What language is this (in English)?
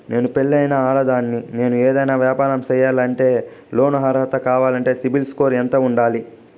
Telugu